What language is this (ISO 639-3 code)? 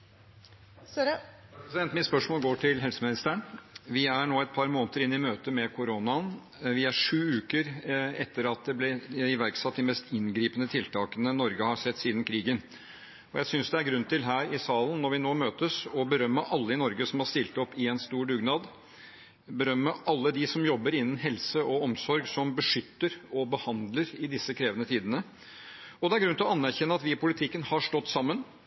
nob